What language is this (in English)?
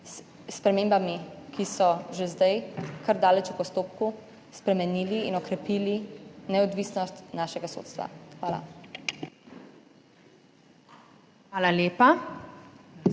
Slovenian